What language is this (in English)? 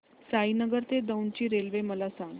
Marathi